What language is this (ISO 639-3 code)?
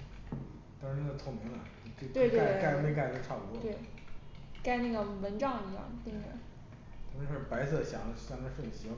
zho